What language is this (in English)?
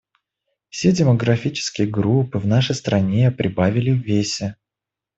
Russian